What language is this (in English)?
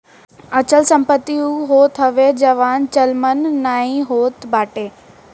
Bhojpuri